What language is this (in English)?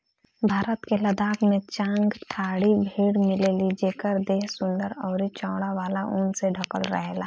Bhojpuri